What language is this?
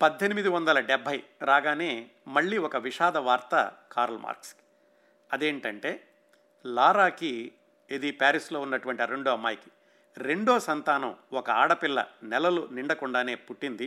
Telugu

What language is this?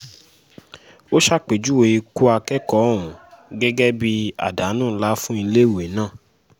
Yoruba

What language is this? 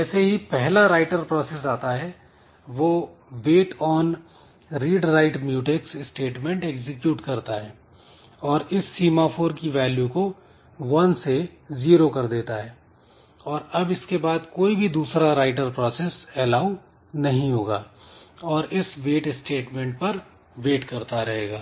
Hindi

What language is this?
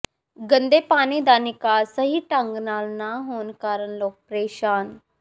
Punjabi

